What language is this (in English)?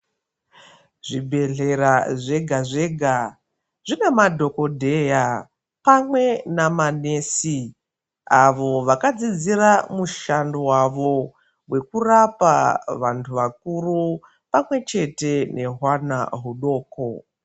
Ndau